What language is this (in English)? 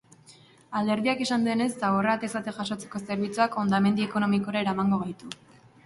Basque